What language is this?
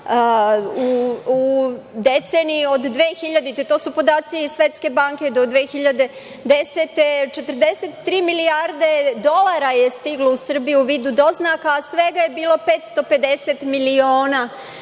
Serbian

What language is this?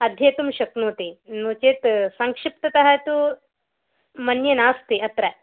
Sanskrit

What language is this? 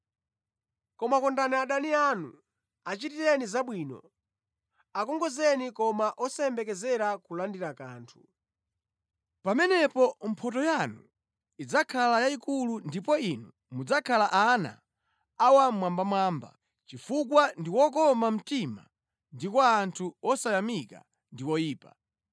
Nyanja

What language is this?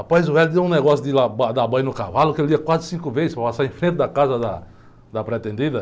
Portuguese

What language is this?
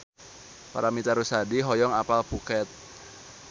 Sundanese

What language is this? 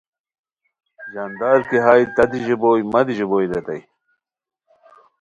Khowar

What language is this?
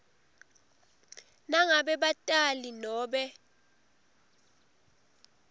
Swati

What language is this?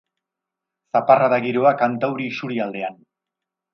Basque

